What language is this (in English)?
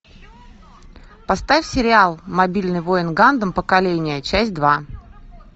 Russian